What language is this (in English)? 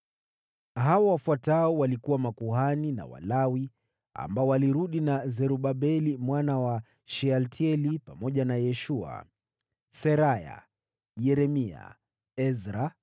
Swahili